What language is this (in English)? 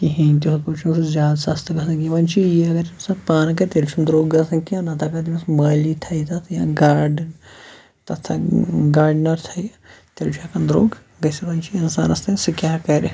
Kashmiri